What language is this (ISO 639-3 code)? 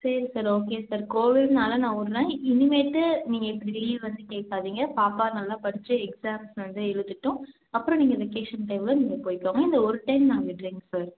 tam